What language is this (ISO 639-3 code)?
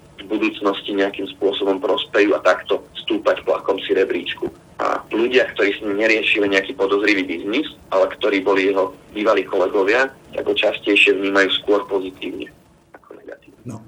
slk